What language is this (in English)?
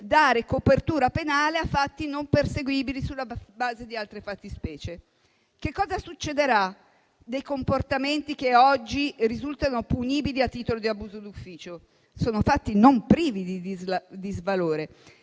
Italian